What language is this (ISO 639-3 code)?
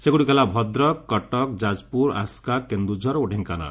ori